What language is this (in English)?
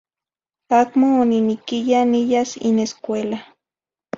Zacatlán-Ahuacatlán-Tepetzintla Nahuatl